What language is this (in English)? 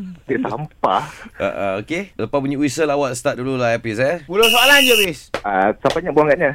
Malay